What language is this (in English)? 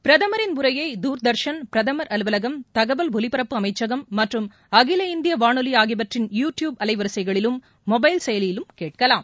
Tamil